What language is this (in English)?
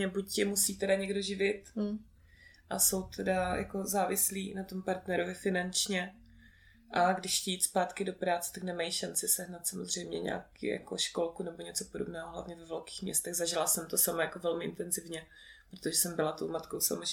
Czech